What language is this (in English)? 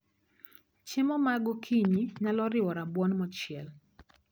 Luo (Kenya and Tanzania)